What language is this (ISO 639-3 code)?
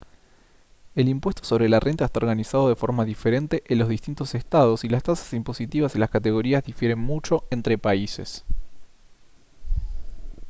spa